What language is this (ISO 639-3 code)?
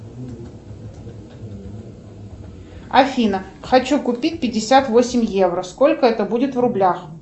rus